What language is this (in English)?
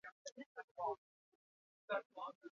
Basque